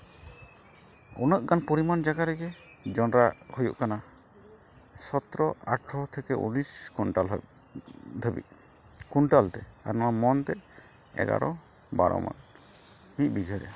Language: Santali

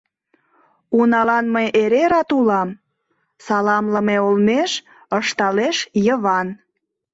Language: Mari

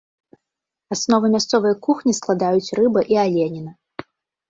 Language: Belarusian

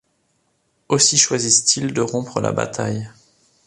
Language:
French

